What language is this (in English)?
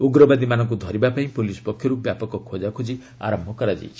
Odia